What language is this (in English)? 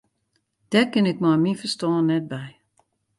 Western Frisian